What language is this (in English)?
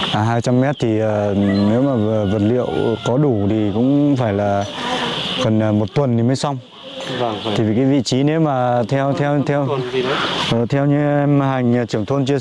Vietnamese